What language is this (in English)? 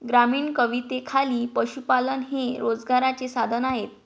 Marathi